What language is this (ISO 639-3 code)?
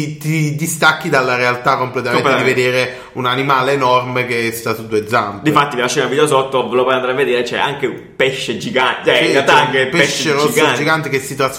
ita